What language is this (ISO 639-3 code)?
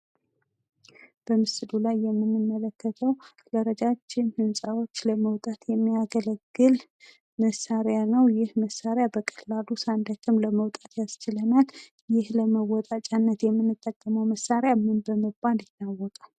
amh